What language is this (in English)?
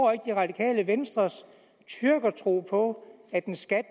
Danish